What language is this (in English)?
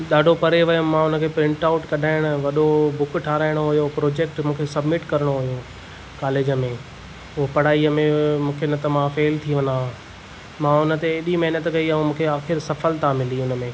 Sindhi